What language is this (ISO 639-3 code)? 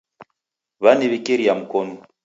dav